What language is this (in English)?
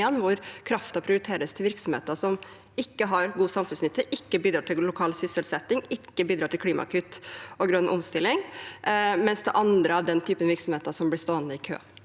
Norwegian